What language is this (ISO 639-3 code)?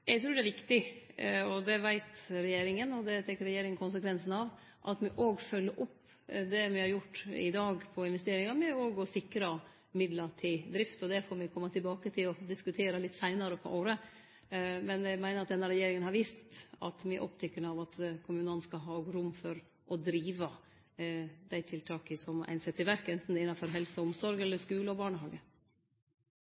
nno